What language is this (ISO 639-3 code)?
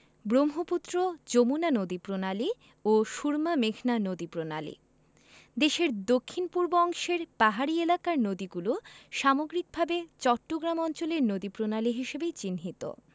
ben